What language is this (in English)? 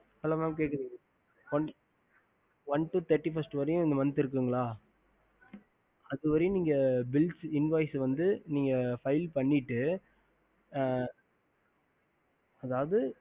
Tamil